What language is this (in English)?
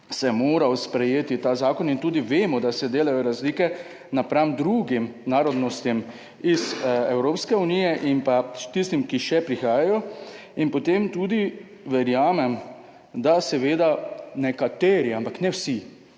Slovenian